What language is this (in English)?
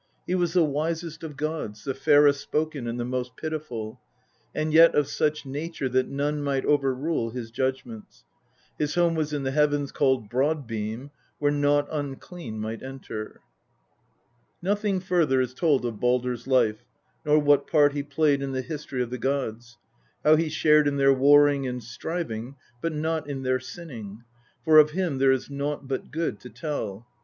English